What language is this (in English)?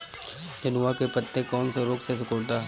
Bhojpuri